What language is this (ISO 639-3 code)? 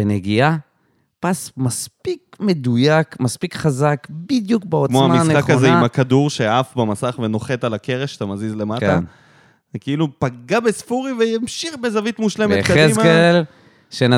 heb